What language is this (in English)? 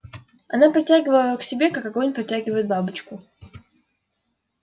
Russian